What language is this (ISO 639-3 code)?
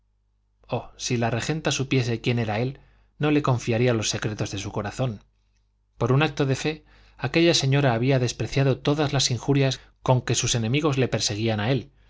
spa